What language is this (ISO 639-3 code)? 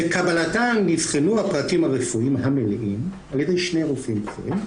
heb